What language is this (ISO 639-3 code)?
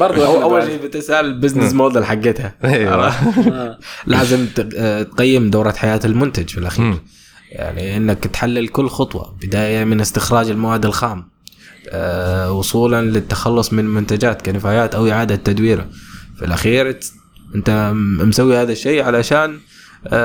ara